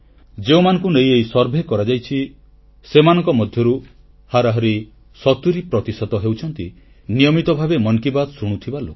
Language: Odia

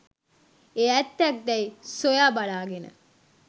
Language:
Sinhala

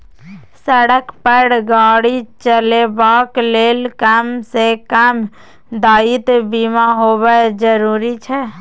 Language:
Maithili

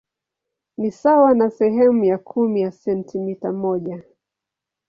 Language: Swahili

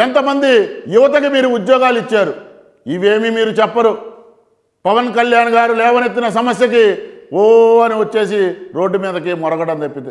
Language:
Turkish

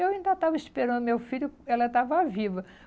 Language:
Portuguese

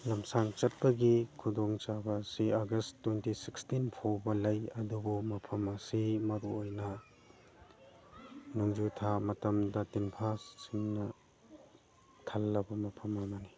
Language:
Manipuri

